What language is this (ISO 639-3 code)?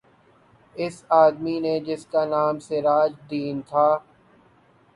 urd